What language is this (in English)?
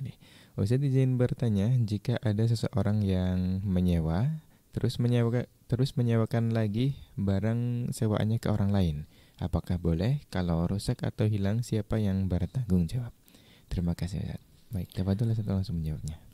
Indonesian